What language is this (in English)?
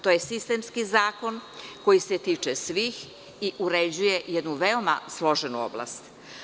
Serbian